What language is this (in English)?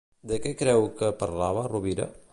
Catalan